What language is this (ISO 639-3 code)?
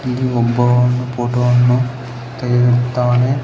kan